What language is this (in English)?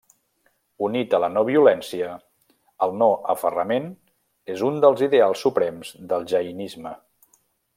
Catalan